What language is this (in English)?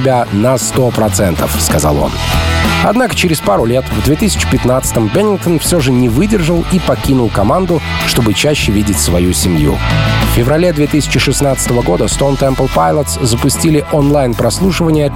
Russian